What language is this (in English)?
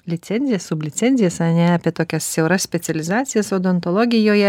Lithuanian